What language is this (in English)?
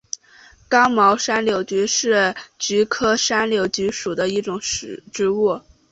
Chinese